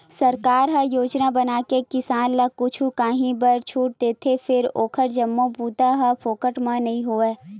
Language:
Chhattisgarhi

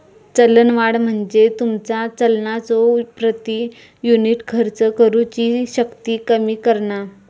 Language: Marathi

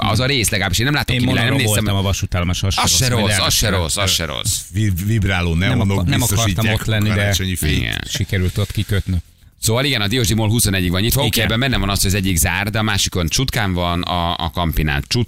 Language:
Hungarian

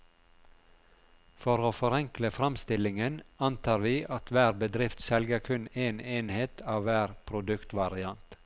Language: Norwegian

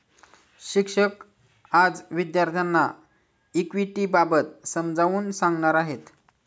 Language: Marathi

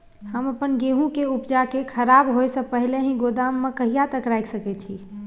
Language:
Maithili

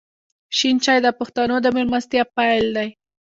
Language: Pashto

